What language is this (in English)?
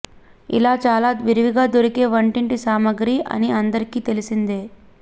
Telugu